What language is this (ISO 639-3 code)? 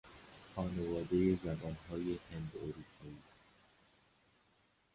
fas